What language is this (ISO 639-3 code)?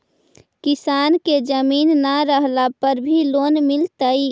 mag